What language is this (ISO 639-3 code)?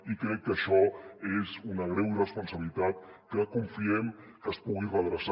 cat